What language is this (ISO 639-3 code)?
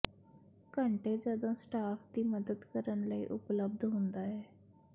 pan